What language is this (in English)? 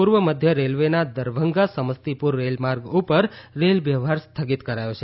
Gujarati